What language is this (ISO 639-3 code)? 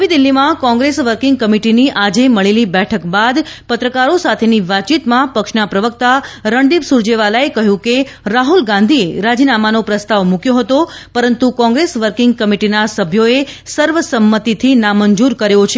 guj